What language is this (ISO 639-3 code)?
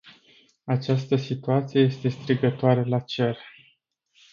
ron